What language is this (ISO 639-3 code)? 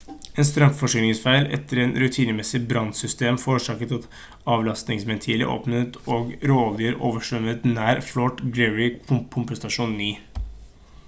nob